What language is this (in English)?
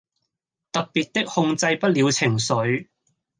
Cantonese